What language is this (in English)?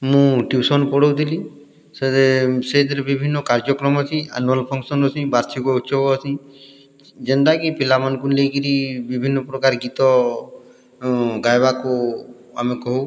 Odia